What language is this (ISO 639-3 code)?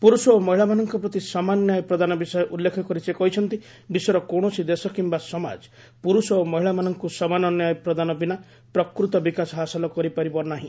ori